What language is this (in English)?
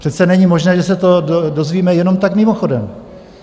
Czech